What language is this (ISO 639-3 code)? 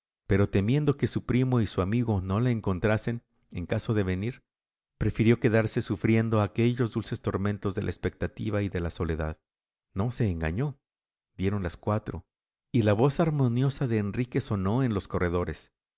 spa